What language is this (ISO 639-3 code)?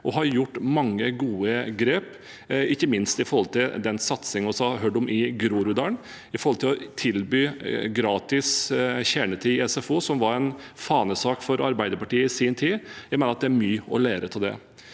nor